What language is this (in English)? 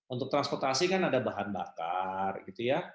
Indonesian